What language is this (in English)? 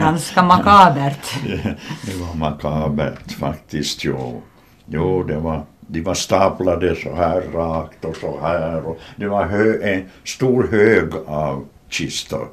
Swedish